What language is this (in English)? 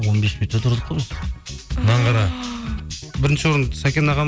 Kazakh